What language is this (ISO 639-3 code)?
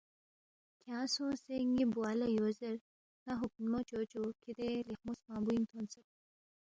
bft